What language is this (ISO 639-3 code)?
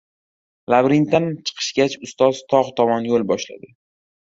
uzb